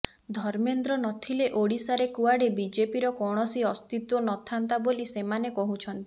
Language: Odia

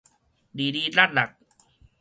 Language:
Min Nan Chinese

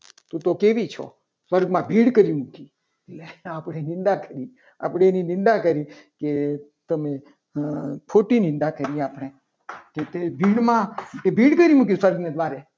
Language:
Gujarati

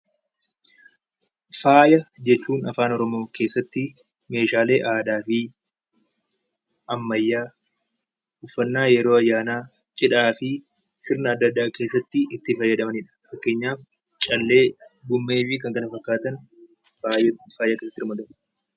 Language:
Oromo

